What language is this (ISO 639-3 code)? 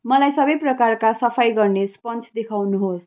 nep